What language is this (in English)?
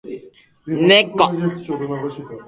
Japanese